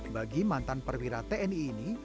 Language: Indonesian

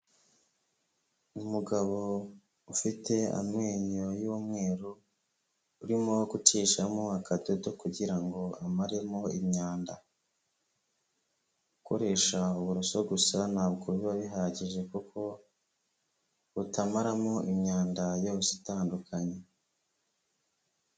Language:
Kinyarwanda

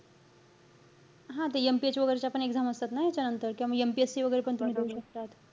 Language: Marathi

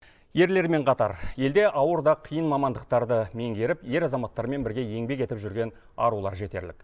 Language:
Kazakh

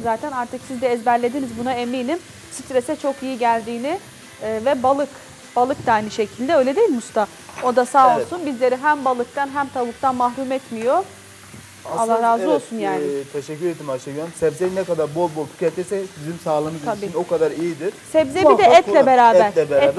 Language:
Turkish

